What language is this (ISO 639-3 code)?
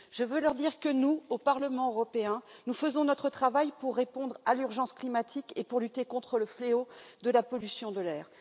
fra